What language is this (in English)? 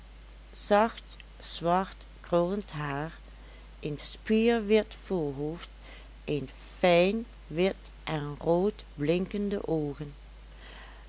Dutch